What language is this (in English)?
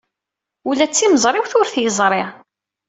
Kabyle